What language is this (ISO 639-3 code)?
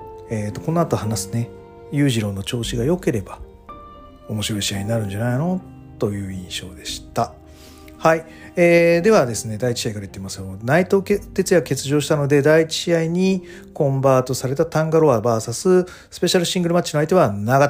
jpn